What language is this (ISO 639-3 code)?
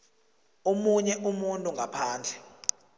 nbl